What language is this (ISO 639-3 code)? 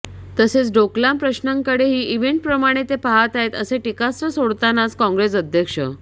mar